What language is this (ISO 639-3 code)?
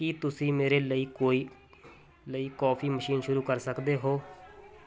pan